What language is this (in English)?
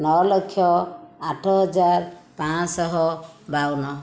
Odia